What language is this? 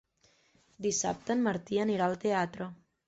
Catalan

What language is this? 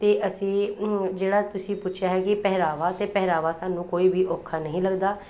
Punjabi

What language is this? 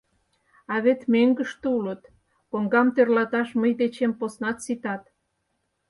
Mari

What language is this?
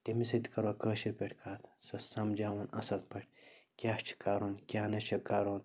Kashmiri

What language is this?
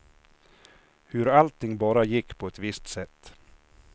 Swedish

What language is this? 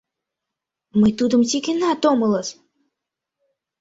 Mari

